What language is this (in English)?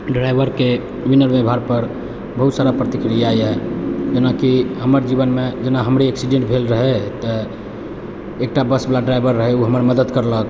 Maithili